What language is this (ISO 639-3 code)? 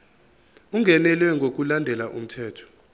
zul